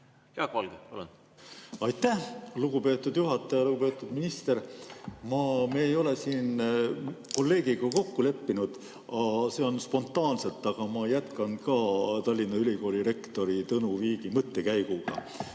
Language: Estonian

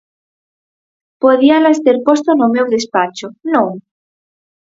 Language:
Galician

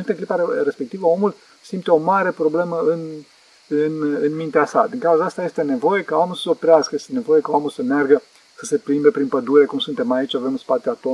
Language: Romanian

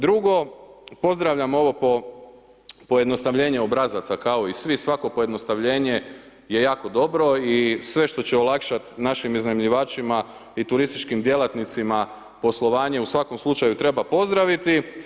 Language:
Croatian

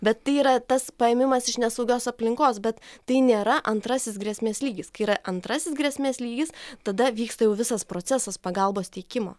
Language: Lithuanian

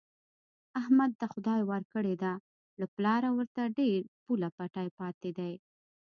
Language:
Pashto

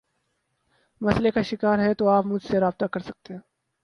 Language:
Urdu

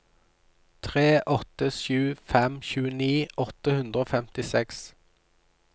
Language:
Norwegian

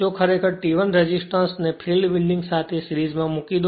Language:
Gujarati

